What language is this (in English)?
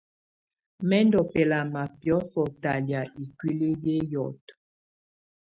Tunen